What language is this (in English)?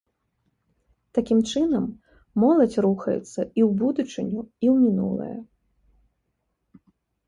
Belarusian